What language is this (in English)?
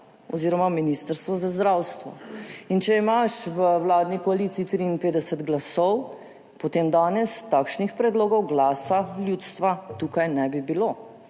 Slovenian